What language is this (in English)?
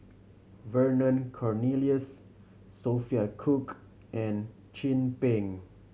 English